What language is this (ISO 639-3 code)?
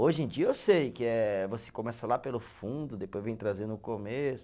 por